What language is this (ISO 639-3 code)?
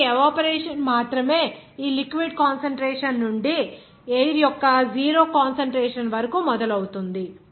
tel